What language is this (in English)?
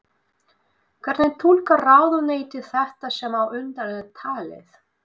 Icelandic